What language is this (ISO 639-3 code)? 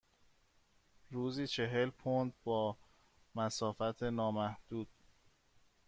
fas